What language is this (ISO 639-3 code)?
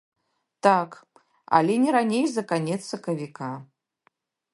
bel